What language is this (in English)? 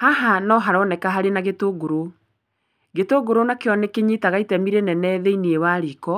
Kikuyu